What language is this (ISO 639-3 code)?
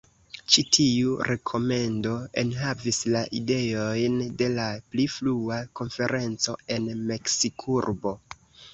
epo